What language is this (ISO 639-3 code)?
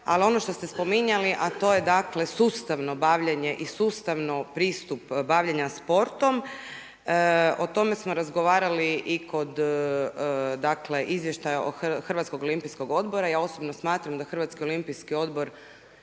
hrv